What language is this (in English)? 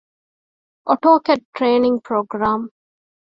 Divehi